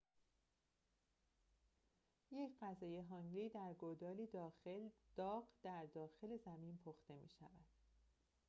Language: Persian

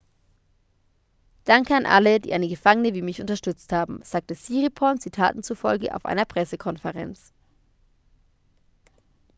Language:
German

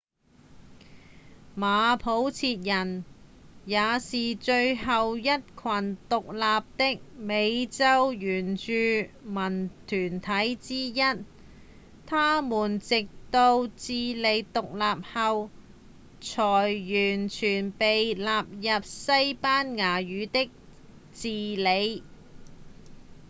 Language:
Cantonese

